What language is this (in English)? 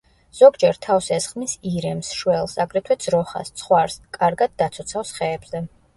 Georgian